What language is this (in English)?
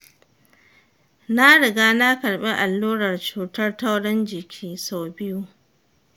Hausa